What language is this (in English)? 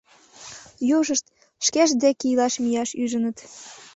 Mari